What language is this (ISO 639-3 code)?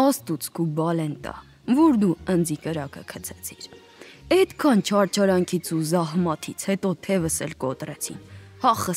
ron